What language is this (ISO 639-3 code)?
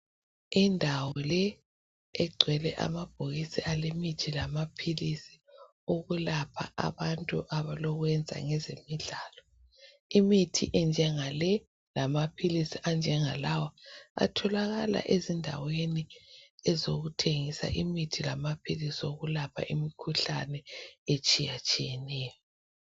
nde